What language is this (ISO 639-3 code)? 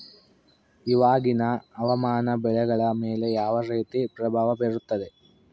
kan